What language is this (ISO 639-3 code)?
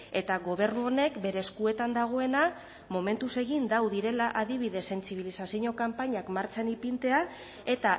eus